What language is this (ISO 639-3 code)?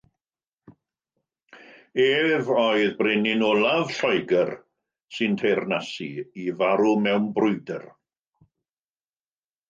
cym